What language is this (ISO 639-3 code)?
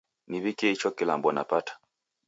dav